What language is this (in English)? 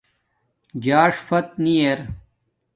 Domaaki